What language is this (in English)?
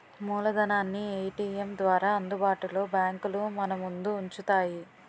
Telugu